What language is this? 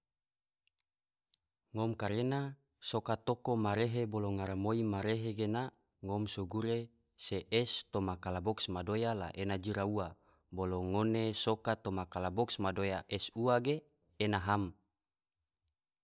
Tidore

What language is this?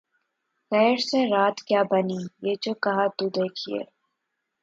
Urdu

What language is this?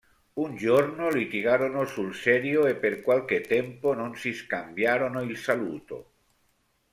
Italian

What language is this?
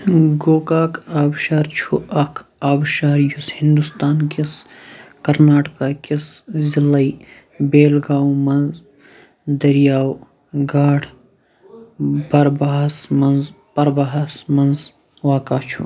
Kashmiri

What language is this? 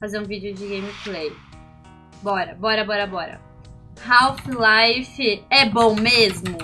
Portuguese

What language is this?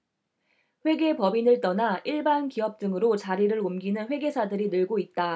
Korean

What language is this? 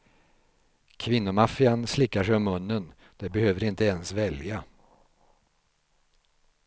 Swedish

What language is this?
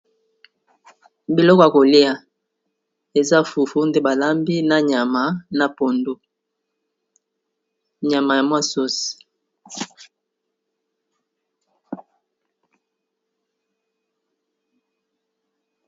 Lingala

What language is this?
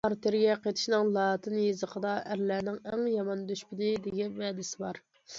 Uyghur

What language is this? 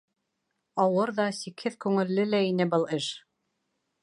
Bashkir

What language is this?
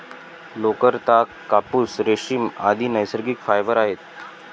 Marathi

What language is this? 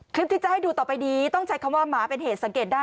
Thai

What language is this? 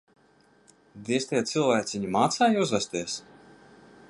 Latvian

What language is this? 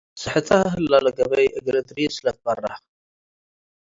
Tigre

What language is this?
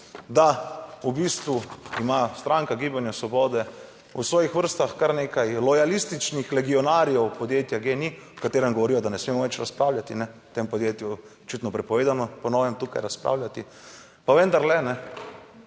Slovenian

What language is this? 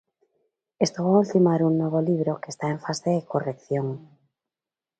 Galician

